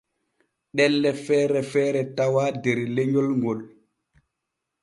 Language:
Borgu Fulfulde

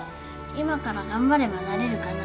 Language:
Japanese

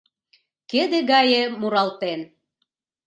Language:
Mari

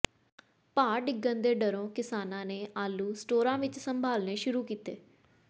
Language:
Punjabi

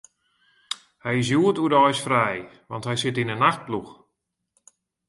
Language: Western Frisian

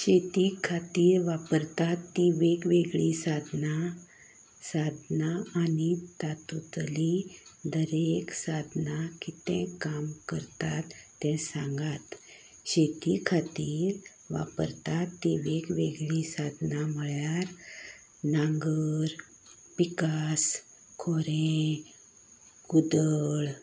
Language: Konkani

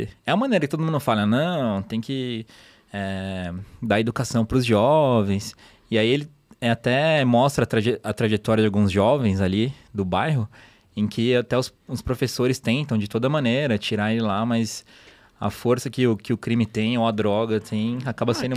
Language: Portuguese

